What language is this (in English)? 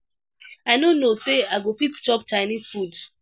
Nigerian Pidgin